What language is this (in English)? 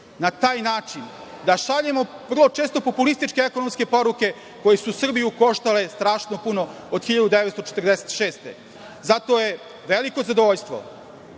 Serbian